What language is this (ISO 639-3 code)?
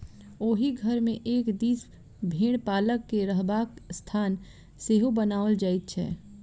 mai